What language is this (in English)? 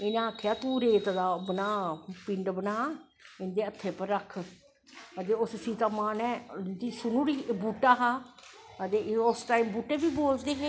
Dogri